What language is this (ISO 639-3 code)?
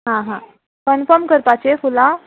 kok